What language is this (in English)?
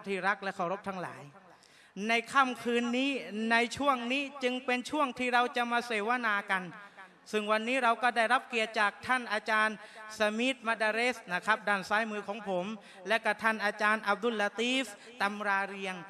Thai